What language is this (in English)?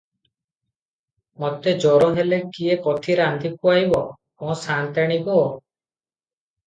Odia